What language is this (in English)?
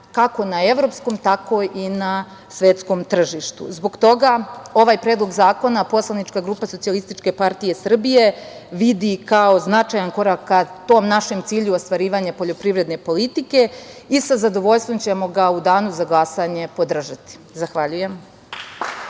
Serbian